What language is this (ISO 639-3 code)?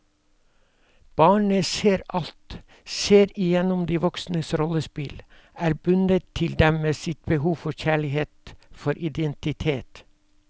nor